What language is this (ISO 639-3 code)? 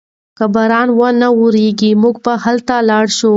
pus